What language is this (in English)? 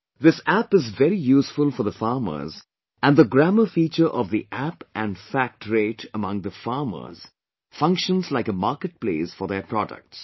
English